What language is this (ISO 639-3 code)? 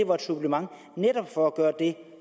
dan